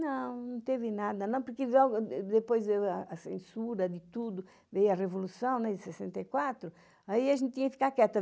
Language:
Portuguese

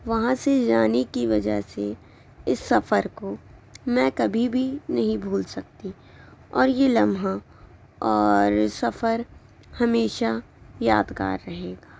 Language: Urdu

